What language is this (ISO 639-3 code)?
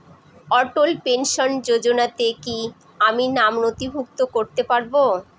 ben